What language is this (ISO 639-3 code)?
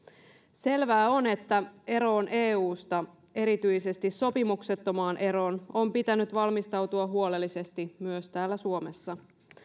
fin